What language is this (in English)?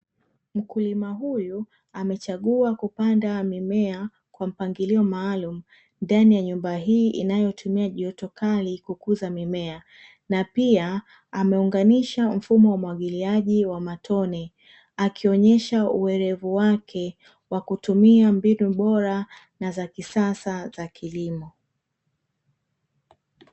Swahili